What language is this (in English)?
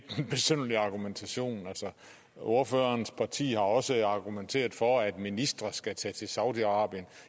Danish